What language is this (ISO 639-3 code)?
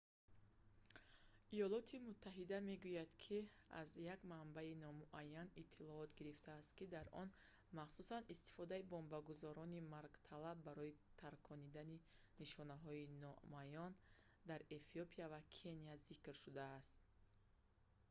tgk